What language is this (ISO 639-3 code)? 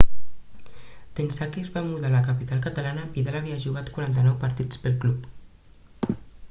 cat